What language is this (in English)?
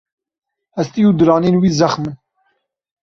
Kurdish